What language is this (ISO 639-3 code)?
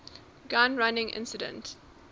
eng